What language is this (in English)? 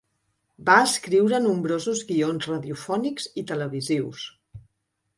Catalan